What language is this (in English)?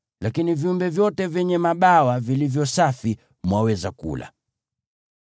Swahili